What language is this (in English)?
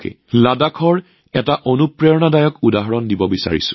Assamese